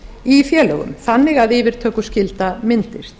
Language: Icelandic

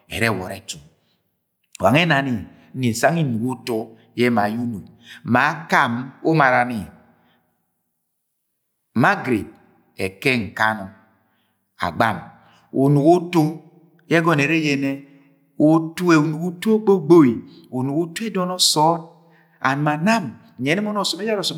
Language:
Agwagwune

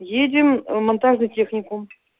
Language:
Russian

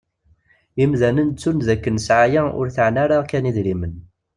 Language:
Kabyle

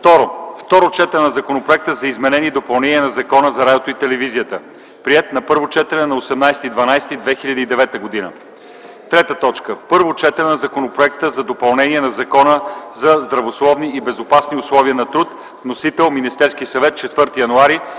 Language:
Bulgarian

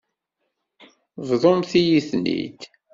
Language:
Kabyle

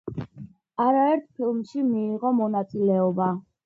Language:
Georgian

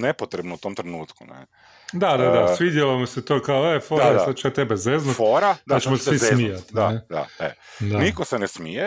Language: Croatian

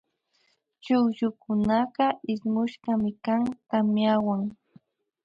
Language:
Imbabura Highland Quichua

